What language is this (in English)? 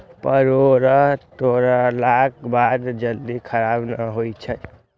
Maithili